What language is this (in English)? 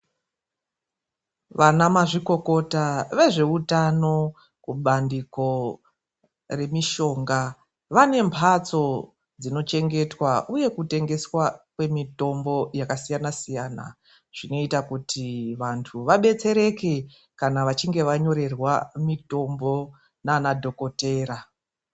Ndau